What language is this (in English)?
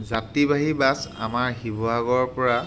Assamese